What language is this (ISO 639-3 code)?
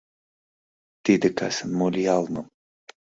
chm